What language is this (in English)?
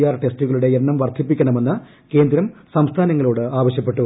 Malayalam